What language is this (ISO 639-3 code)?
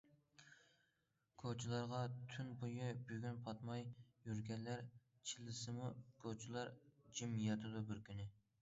uig